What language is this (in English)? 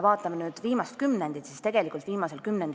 Estonian